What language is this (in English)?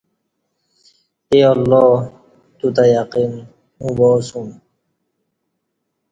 Kati